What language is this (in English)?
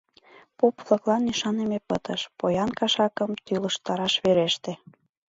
Mari